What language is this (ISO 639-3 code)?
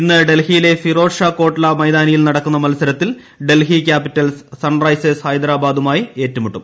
mal